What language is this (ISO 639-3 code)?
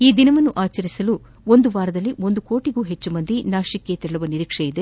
kan